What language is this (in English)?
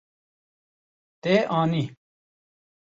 Kurdish